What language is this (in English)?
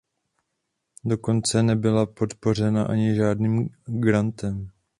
Czech